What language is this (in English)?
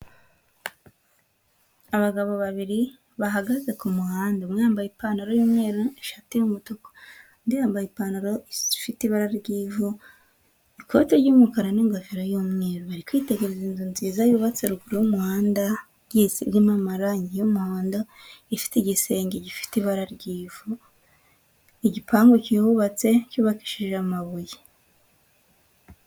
Kinyarwanda